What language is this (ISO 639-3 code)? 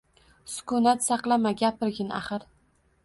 uzb